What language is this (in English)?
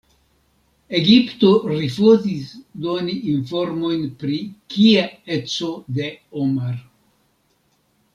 Esperanto